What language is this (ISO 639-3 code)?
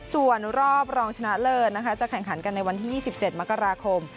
tha